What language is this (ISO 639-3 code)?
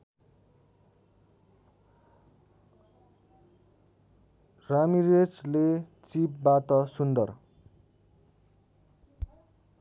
nep